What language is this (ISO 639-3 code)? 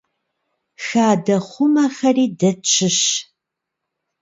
kbd